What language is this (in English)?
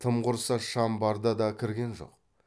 Kazakh